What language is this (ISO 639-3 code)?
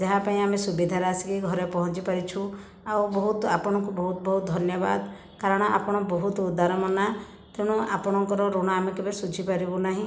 ori